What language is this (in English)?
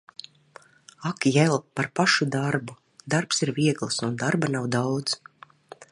Latvian